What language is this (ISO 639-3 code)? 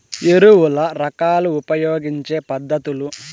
tel